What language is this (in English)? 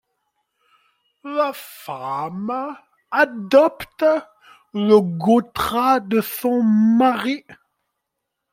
French